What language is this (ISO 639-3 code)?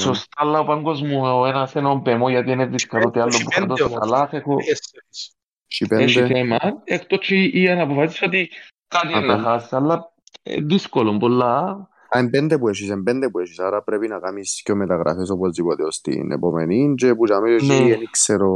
ell